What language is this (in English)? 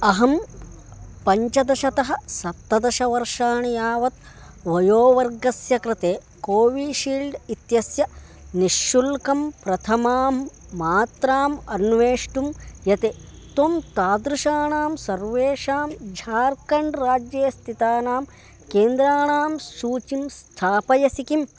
Sanskrit